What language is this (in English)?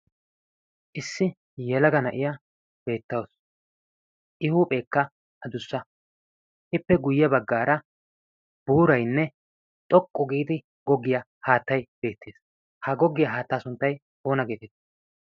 Wolaytta